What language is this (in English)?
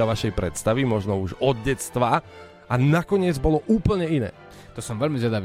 Slovak